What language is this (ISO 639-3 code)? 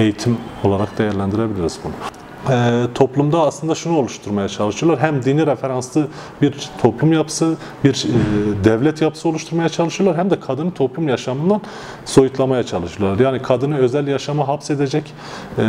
tur